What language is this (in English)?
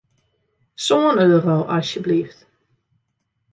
Western Frisian